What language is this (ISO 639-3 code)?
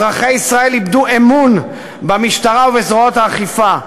heb